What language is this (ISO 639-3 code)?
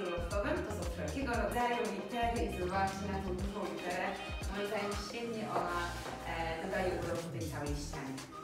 pol